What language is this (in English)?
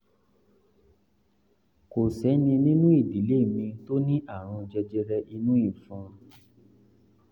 Yoruba